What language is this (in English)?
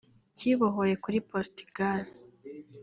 Kinyarwanda